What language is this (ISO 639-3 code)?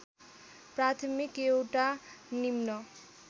nep